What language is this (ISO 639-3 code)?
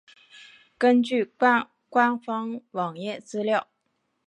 zho